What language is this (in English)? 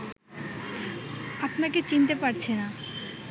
Bangla